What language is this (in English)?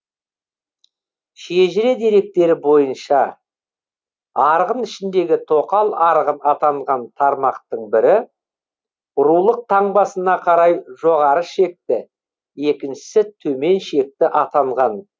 Kazakh